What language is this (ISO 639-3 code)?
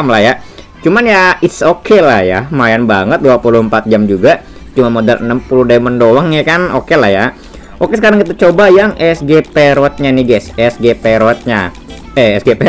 ind